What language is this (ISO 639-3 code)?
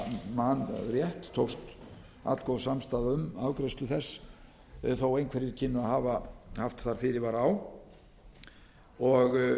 isl